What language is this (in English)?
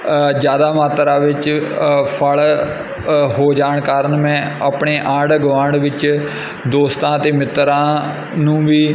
Punjabi